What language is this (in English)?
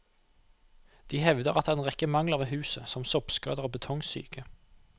Norwegian